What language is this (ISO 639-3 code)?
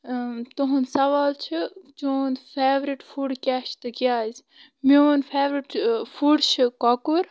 kas